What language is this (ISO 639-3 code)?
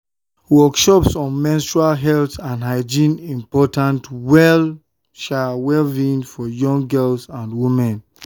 pcm